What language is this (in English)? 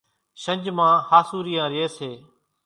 Kachi Koli